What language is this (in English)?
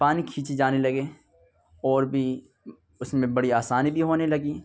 Urdu